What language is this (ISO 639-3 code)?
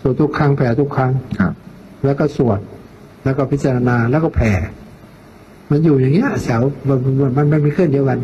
tha